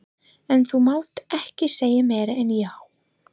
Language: Icelandic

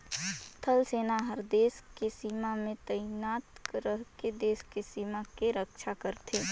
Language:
Chhattisgarhi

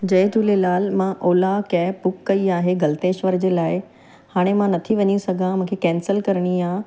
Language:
Sindhi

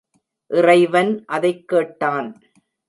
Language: Tamil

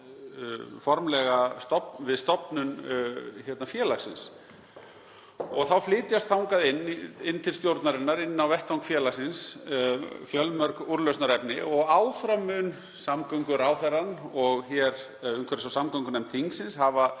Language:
Icelandic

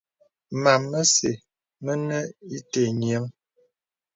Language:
Bebele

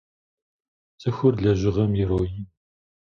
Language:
Kabardian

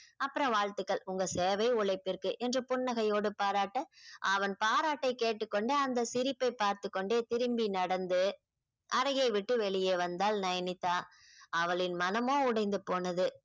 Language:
Tamil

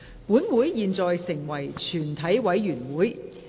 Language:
Cantonese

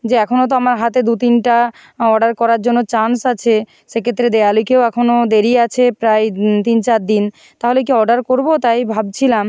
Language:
Bangla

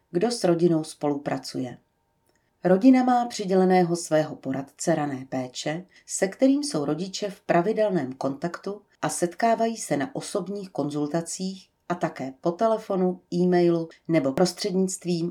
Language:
Czech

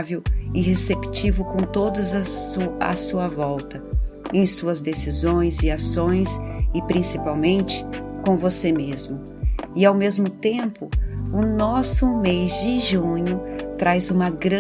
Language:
Portuguese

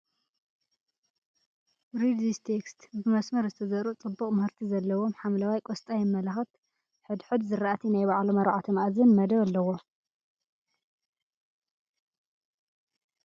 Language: Tigrinya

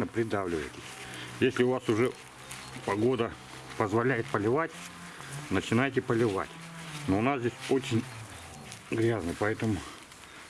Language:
Russian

